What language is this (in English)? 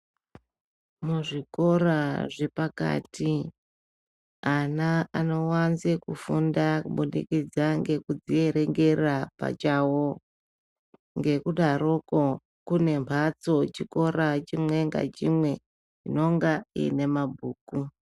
Ndau